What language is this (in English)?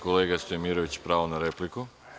Serbian